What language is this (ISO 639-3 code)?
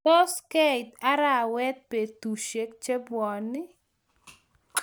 kln